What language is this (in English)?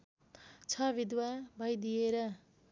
Nepali